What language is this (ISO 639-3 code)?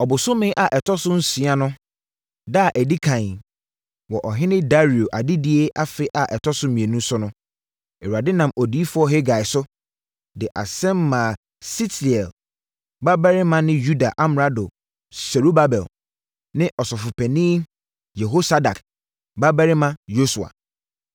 aka